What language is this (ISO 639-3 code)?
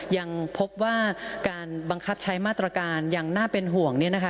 tha